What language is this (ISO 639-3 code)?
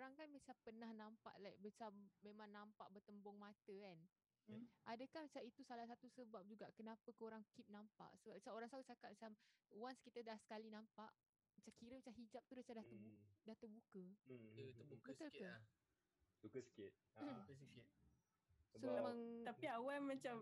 msa